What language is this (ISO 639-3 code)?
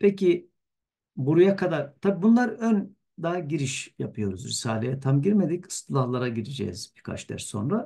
tur